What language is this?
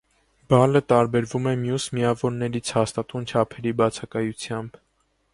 Armenian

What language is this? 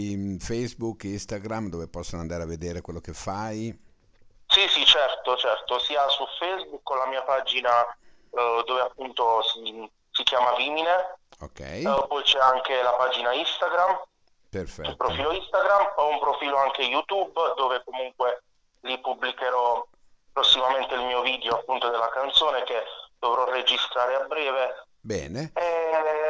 Italian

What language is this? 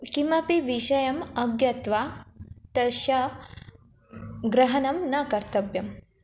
Sanskrit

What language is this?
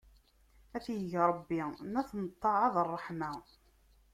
Kabyle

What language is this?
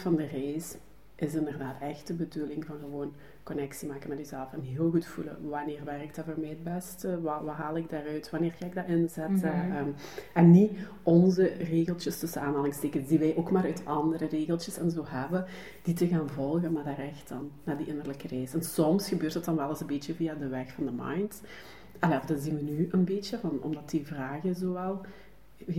Dutch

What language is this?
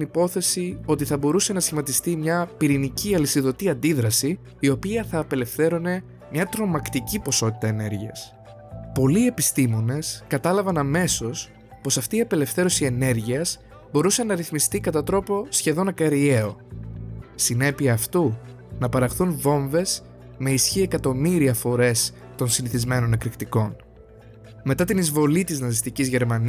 Greek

